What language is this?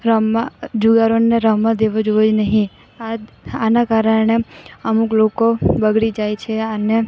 Gujarati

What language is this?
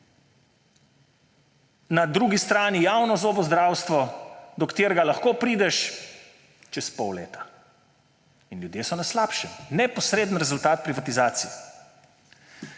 Slovenian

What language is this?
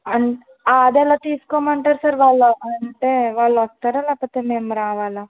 Telugu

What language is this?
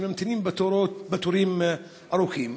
Hebrew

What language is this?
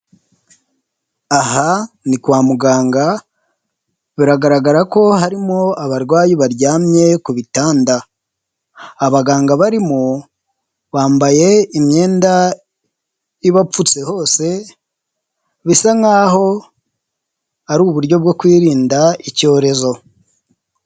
Kinyarwanda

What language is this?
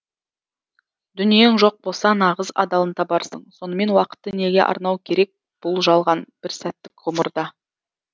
Kazakh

